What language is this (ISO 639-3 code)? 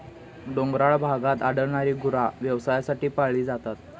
mar